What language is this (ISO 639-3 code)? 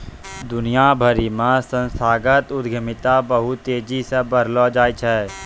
mai